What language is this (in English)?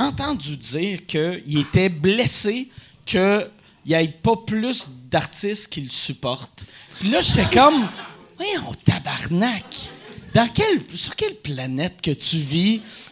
French